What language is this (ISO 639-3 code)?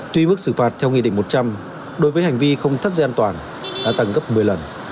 vie